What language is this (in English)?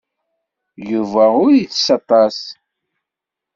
Kabyle